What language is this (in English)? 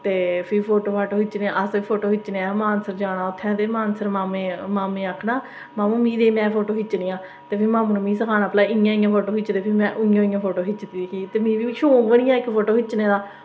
Dogri